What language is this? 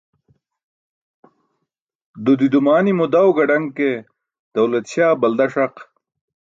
Burushaski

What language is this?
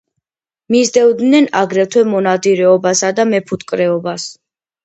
Georgian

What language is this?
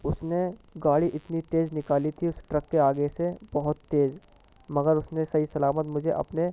Urdu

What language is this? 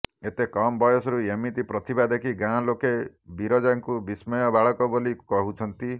Odia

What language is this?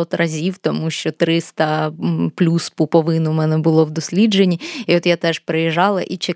Ukrainian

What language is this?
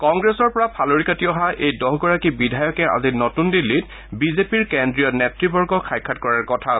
Assamese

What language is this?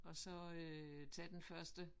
Danish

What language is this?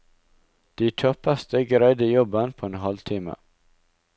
Norwegian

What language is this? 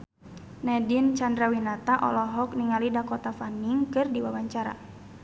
Sundanese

